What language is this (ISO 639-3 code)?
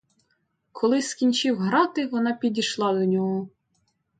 ukr